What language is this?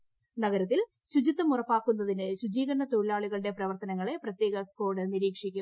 Malayalam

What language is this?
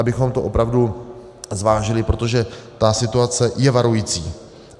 Czech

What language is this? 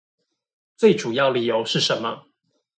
Chinese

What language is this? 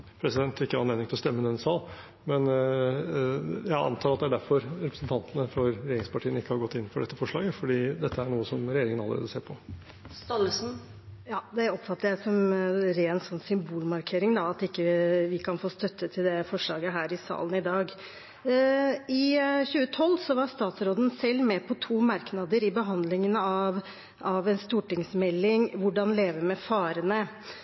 Norwegian Bokmål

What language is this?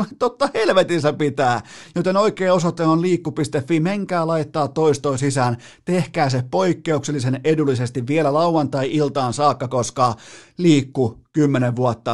Finnish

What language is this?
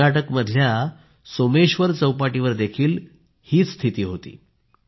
Marathi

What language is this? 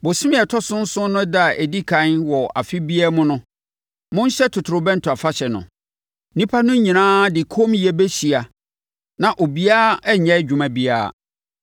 Akan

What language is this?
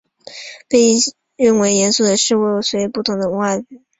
Chinese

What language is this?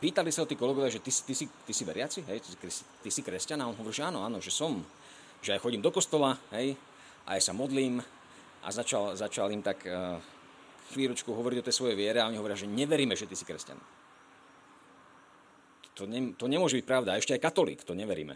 Slovak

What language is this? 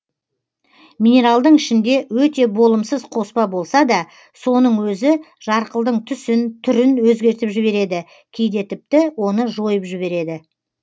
Kazakh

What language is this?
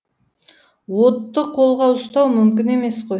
Kazakh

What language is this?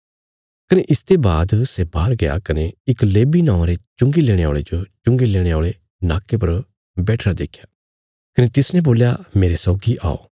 Bilaspuri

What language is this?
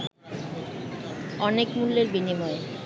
Bangla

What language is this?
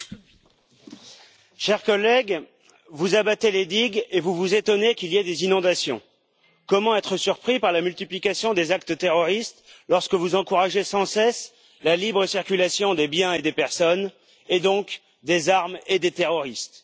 French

